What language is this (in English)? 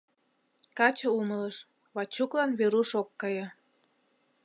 Mari